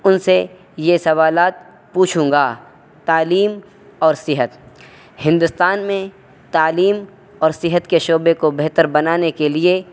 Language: Urdu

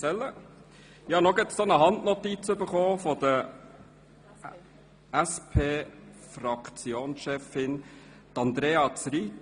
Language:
Swiss German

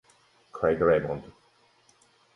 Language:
Italian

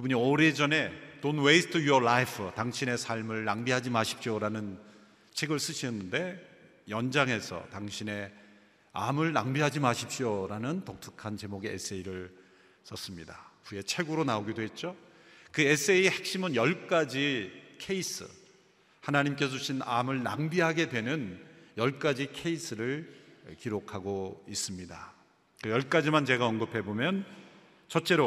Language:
Korean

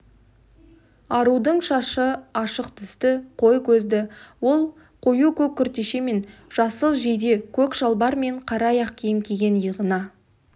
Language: Kazakh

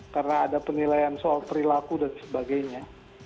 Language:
Indonesian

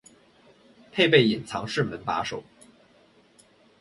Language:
Chinese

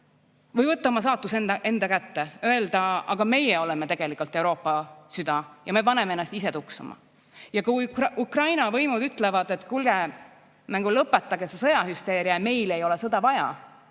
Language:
Estonian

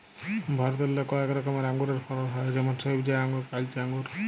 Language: Bangla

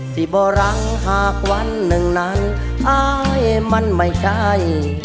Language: Thai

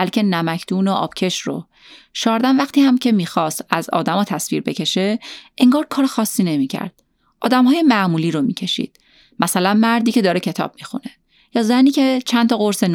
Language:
Persian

